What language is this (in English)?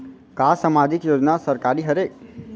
Chhattisgarhi